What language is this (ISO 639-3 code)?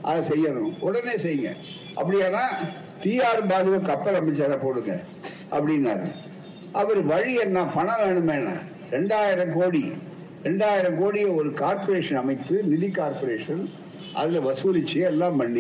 tam